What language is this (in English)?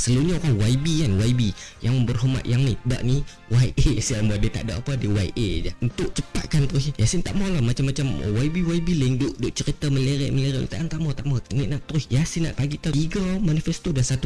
Malay